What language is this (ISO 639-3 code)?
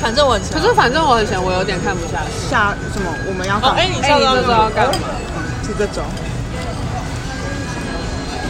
zho